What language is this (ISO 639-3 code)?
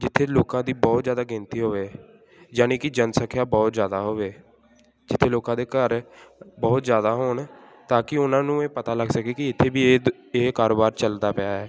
pan